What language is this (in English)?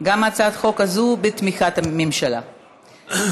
Hebrew